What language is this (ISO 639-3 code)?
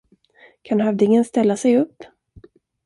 swe